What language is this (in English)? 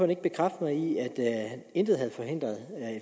Danish